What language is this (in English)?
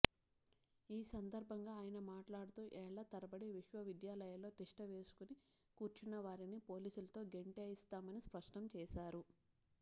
Telugu